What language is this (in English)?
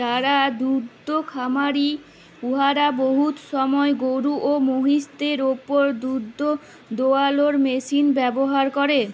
Bangla